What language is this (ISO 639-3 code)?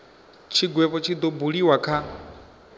ven